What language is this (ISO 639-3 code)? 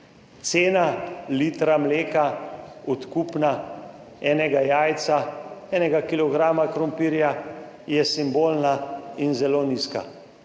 slv